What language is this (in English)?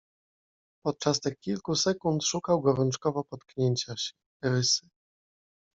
Polish